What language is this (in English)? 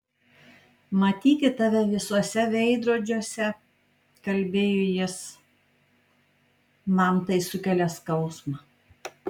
Lithuanian